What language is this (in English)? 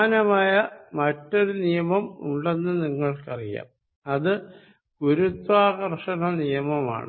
Malayalam